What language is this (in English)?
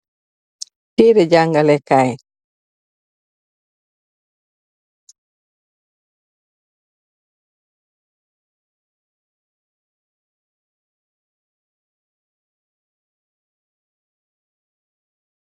Wolof